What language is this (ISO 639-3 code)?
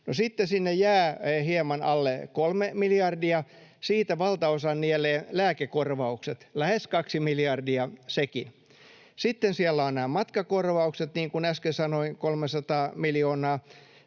fin